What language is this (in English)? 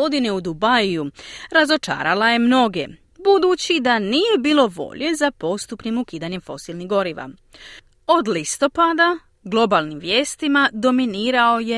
Croatian